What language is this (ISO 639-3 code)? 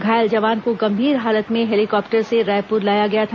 hin